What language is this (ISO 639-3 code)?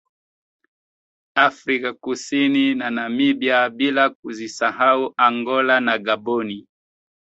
swa